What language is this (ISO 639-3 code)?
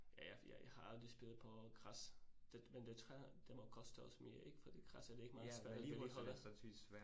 dan